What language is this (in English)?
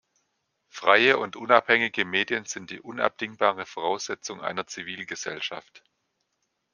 German